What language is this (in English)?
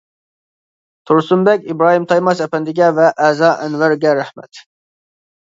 Uyghur